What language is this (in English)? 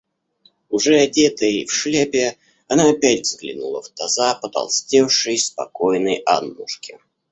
Russian